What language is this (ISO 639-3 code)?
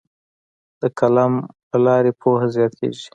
pus